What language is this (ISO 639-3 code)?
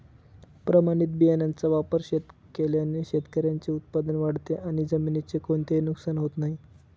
mar